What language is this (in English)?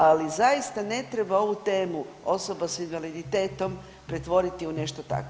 Croatian